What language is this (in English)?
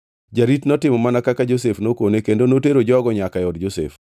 Luo (Kenya and Tanzania)